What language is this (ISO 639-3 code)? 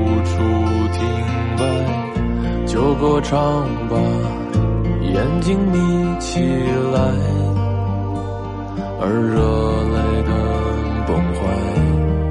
zho